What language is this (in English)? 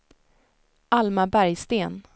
Swedish